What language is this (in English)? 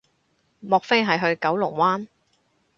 Cantonese